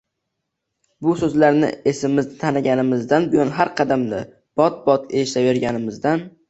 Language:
Uzbek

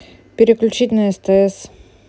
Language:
Russian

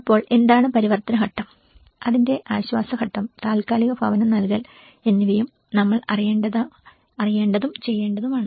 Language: Malayalam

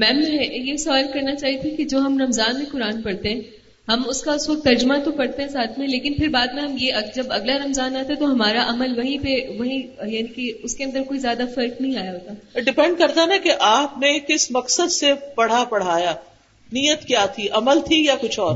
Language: Urdu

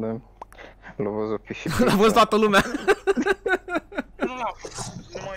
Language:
Romanian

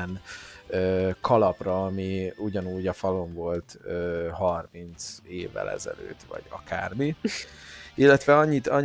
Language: Hungarian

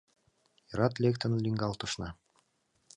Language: Mari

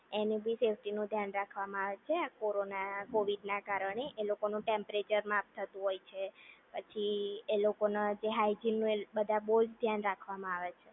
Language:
Gujarati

